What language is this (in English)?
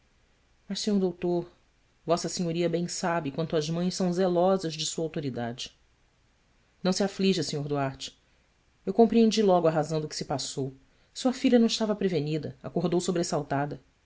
Portuguese